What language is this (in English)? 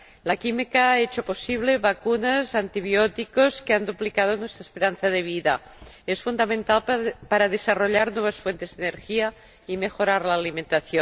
Spanish